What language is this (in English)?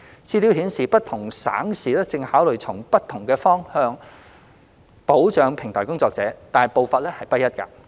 Cantonese